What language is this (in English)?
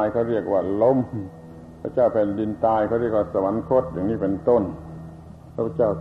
Thai